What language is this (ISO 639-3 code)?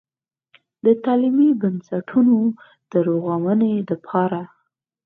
pus